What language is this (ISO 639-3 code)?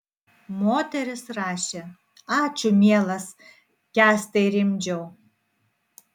lit